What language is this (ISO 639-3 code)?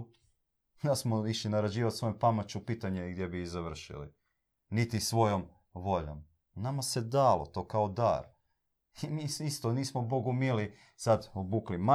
hrv